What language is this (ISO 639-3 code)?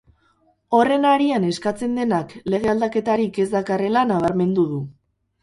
eus